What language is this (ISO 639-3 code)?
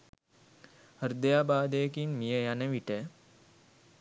sin